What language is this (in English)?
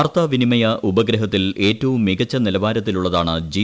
Malayalam